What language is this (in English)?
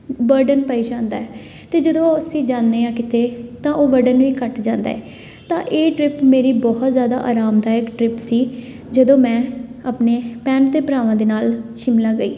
Punjabi